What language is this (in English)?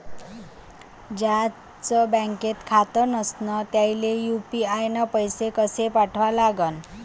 Marathi